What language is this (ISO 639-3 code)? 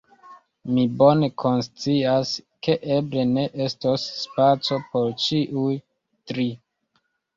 epo